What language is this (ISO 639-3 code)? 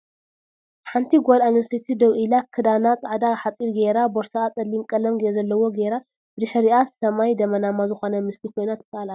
tir